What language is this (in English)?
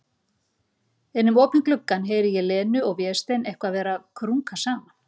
Icelandic